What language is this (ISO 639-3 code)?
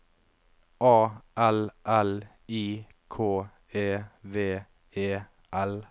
nor